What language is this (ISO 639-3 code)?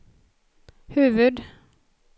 swe